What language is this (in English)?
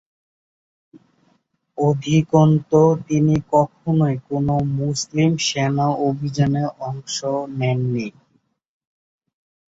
Bangla